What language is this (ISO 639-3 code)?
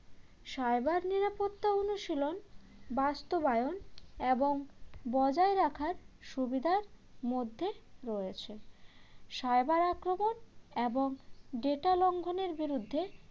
ben